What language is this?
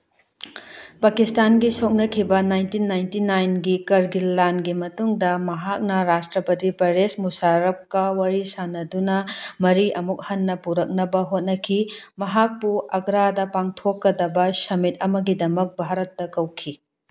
Manipuri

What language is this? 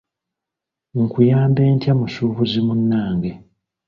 Ganda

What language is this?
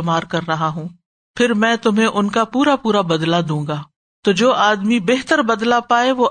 Urdu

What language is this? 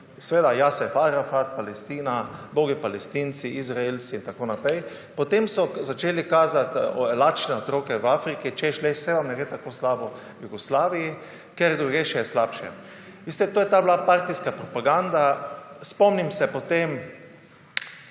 Slovenian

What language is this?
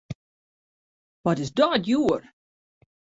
Western Frisian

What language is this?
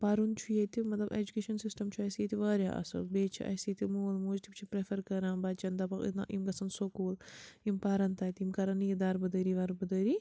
Kashmiri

